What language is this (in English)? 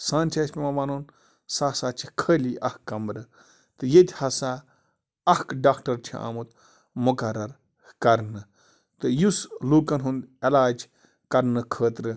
Kashmiri